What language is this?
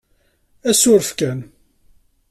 Kabyle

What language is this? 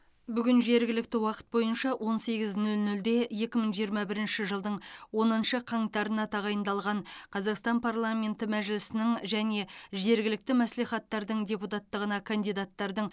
Kazakh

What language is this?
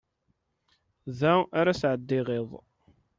Kabyle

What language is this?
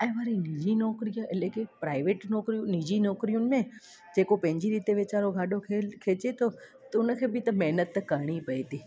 Sindhi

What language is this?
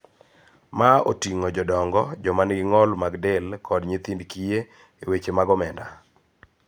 Luo (Kenya and Tanzania)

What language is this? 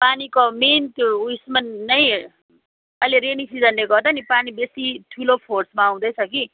Nepali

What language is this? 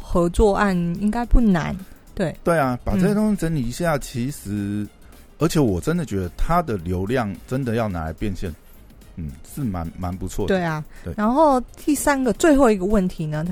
Chinese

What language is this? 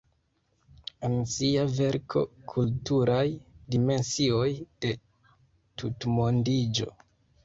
Esperanto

